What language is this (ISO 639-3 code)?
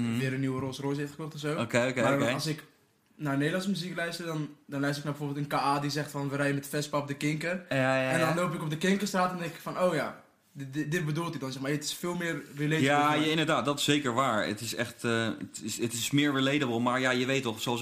nld